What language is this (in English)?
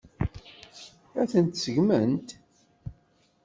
Kabyle